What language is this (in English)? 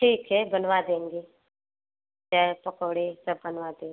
Hindi